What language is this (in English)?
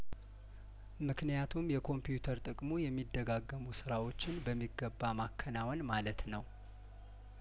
Amharic